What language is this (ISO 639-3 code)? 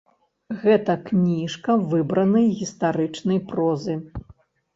bel